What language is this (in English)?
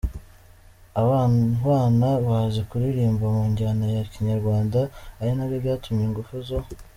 Kinyarwanda